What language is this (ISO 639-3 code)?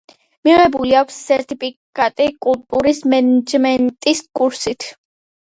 kat